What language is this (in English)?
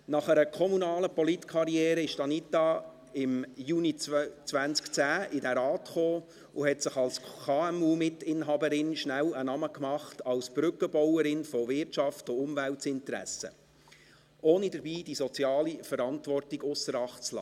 Swiss German